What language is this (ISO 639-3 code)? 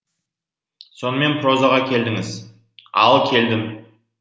kaz